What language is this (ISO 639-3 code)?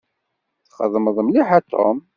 kab